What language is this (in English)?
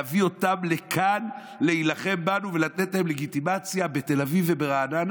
Hebrew